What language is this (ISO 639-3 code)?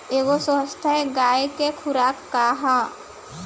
bho